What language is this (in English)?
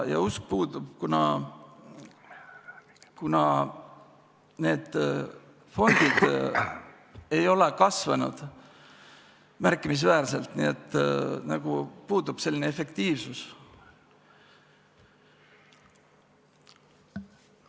Estonian